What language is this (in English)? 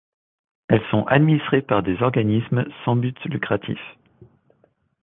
French